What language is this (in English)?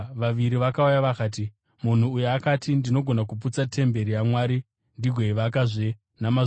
Shona